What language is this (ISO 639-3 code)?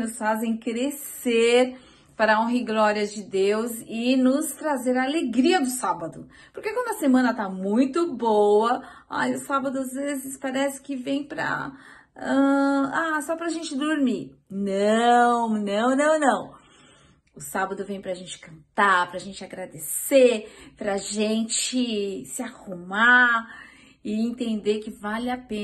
por